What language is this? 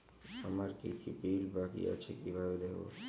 Bangla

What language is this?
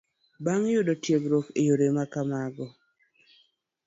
Luo (Kenya and Tanzania)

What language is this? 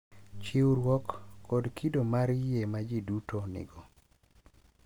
Luo (Kenya and Tanzania)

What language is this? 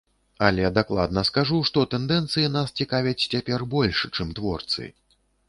Belarusian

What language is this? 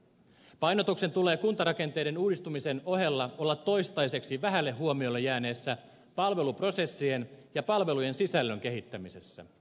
Finnish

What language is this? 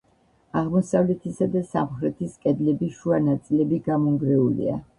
Georgian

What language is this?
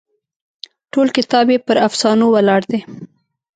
Pashto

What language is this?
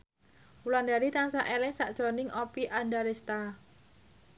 Javanese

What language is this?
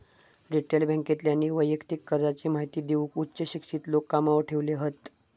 Marathi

